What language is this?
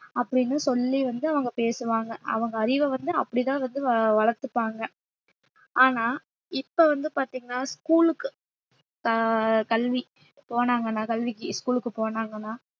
Tamil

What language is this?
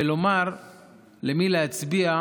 Hebrew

